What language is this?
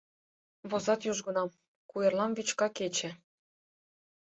Mari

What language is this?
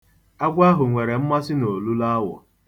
Igbo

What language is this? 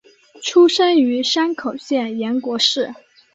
Chinese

